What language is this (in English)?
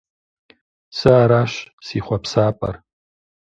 Kabardian